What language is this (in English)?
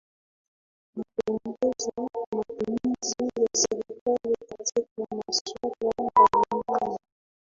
Swahili